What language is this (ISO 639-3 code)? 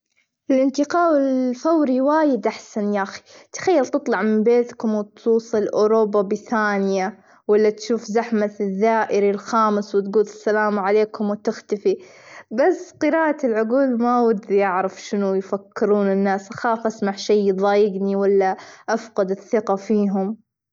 afb